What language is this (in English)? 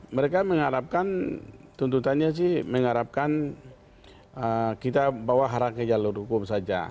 Indonesian